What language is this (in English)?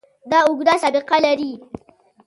Pashto